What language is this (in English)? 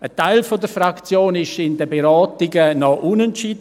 Swiss German